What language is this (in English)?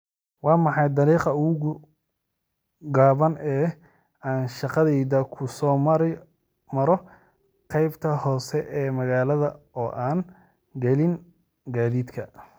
Somali